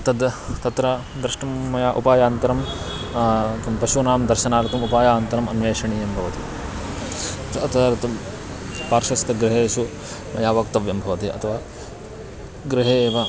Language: Sanskrit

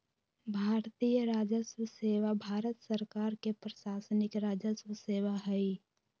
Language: Magahi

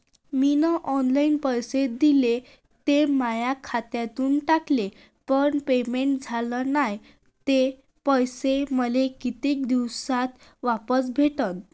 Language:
Marathi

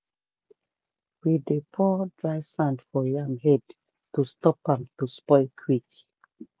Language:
Nigerian Pidgin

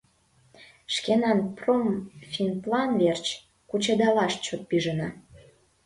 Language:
Mari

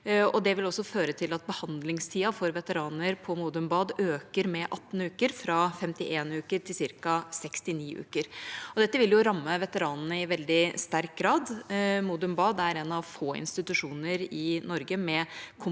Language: Norwegian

